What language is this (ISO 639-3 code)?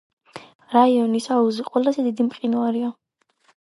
kat